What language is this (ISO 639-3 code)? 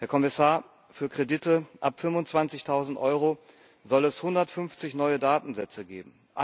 deu